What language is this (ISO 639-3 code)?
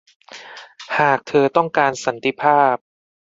tha